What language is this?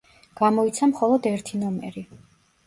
Georgian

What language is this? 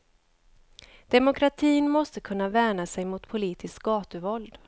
Swedish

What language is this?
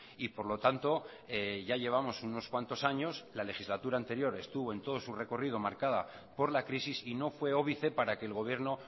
Spanish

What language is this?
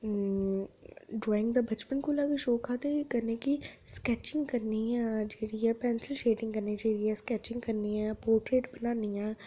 Dogri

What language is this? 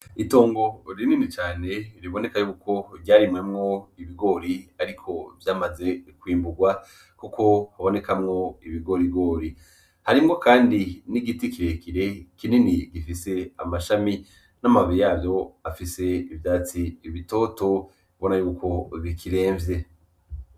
Rundi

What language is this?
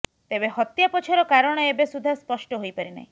Odia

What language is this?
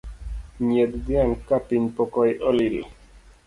Luo (Kenya and Tanzania)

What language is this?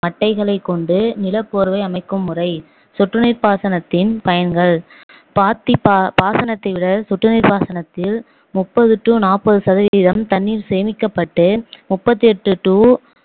Tamil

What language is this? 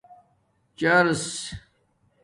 Domaaki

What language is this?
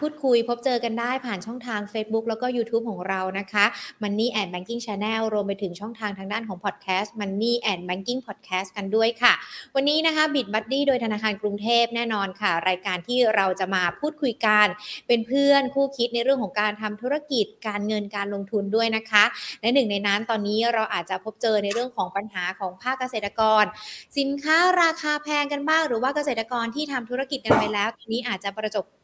Thai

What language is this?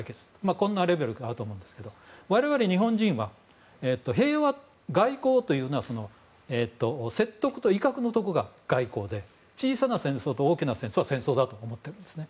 Japanese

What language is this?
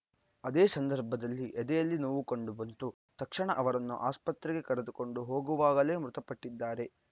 Kannada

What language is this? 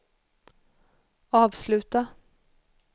Swedish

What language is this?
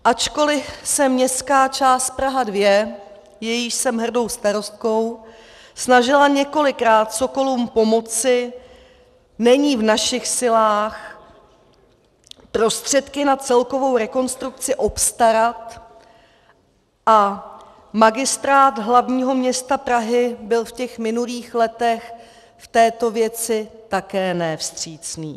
Czech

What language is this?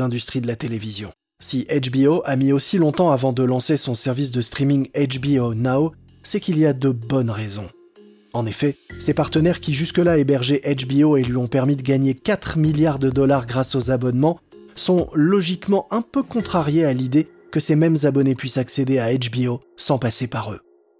French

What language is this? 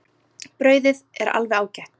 Icelandic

